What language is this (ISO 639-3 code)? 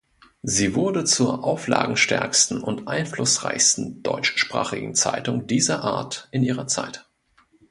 deu